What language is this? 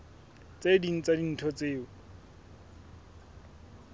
Southern Sotho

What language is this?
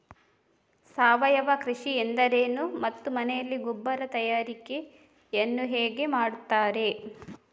Kannada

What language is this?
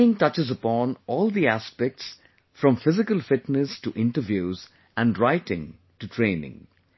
English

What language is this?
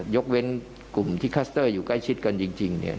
Thai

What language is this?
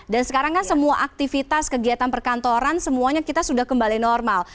Indonesian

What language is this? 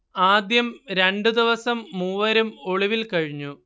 Malayalam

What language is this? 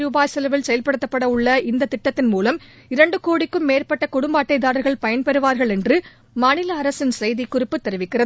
Tamil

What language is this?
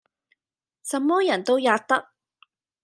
Cantonese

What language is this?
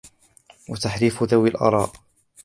Arabic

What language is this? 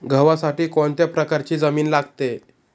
Marathi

